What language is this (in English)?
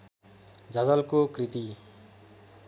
Nepali